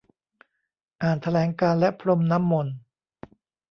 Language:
Thai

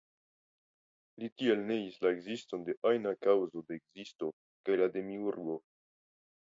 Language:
Esperanto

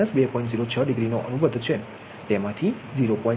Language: Gujarati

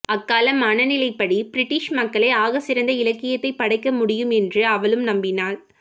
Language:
Tamil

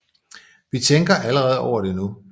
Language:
Danish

